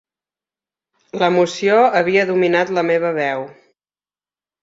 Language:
Catalan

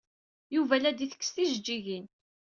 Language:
Kabyle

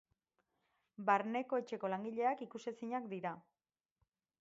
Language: Basque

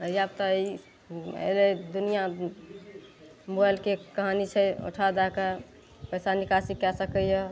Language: Maithili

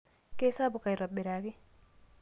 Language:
Masai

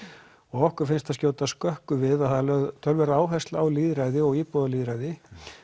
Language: Icelandic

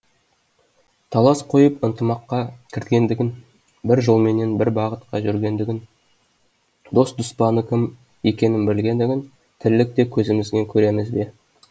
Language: Kazakh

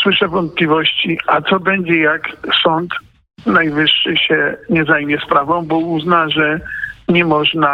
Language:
Polish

